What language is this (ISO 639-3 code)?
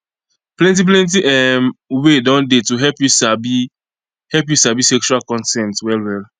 pcm